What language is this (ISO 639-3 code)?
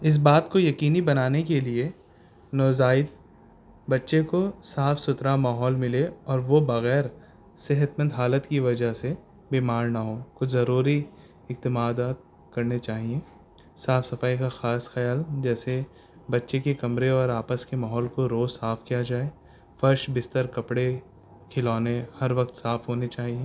urd